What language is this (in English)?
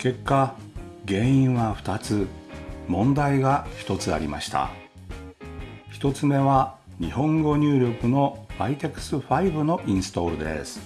Japanese